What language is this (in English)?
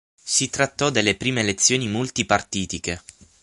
Italian